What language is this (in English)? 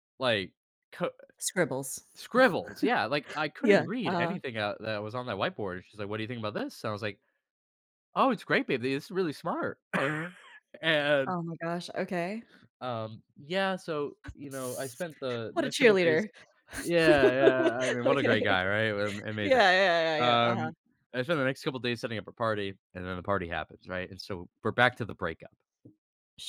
English